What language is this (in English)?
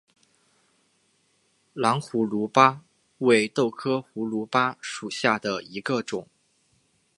Chinese